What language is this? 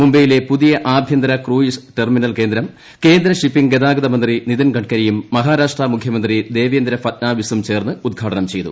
Malayalam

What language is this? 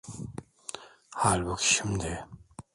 Turkish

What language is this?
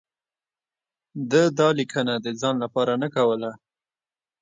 Pashto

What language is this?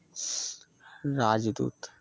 Maithili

